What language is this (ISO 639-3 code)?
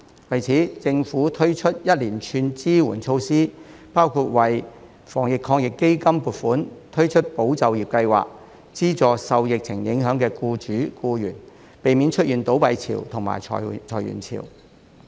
yue